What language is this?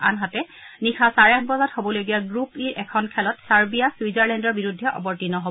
Assamese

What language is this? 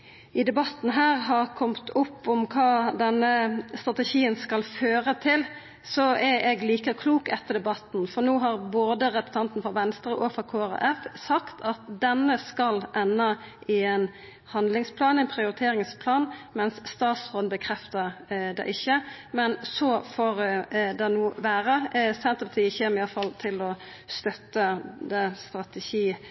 Norwegian Nynorsk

